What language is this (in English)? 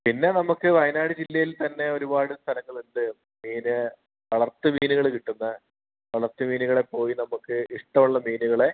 Malayalam